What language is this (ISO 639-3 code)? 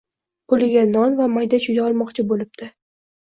uzb